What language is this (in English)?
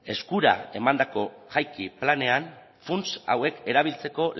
Basque